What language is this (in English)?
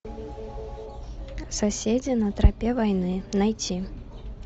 Russian